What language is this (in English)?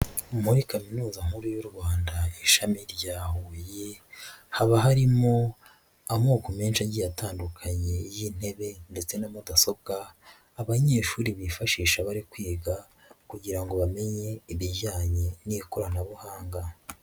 Kinyarwanda